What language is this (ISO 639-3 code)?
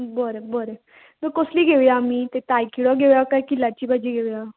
kok